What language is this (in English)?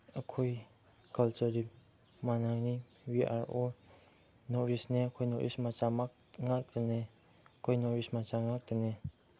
Manipuri